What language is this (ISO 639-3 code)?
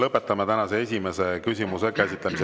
est